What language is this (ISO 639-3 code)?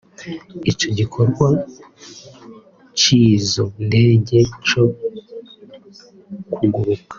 kin